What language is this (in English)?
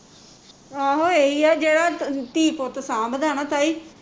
Punjabi